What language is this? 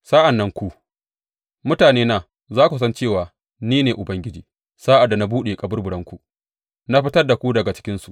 Hausa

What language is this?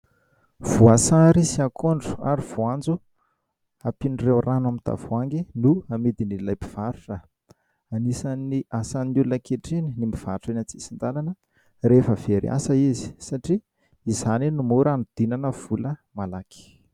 Malagasy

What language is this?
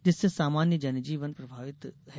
Hindi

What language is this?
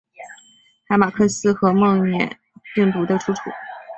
Chinese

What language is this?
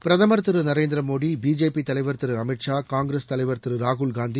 Tamil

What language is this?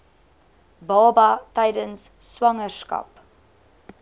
Afrikaans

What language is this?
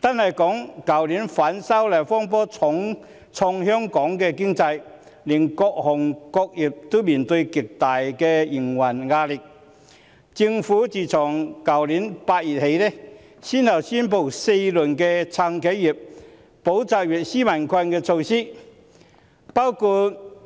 Cantonese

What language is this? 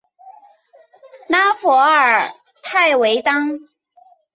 Chinese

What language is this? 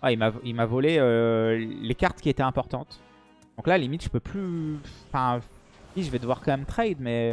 French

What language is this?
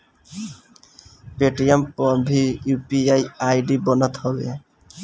Bhojpuri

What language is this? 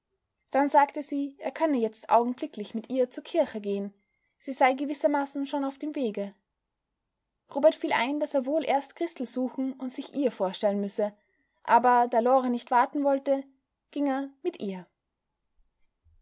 German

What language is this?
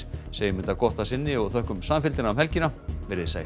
Icelandic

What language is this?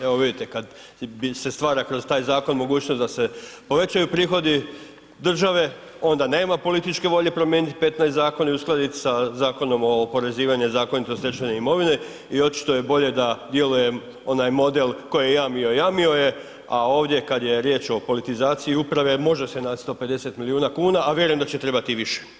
Croatian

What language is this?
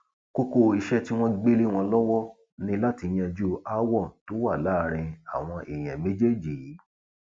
Yoruba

